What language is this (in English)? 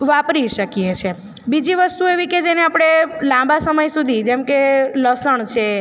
Gujarati